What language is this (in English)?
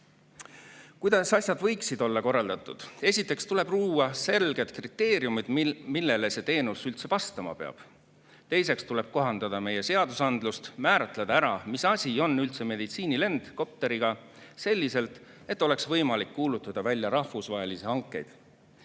Estonian